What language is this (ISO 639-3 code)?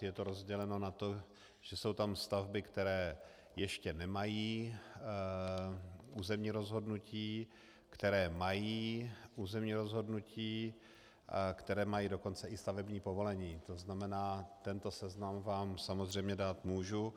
ces